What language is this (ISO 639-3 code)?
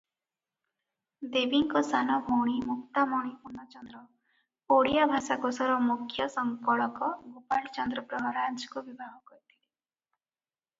ori